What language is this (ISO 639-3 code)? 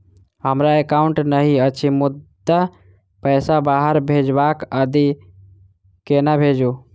mai